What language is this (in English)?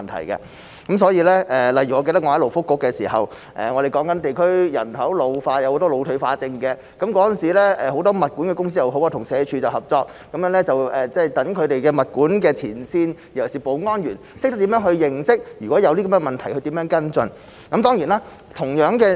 Cantonese